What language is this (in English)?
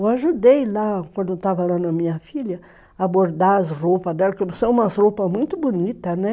Portuguese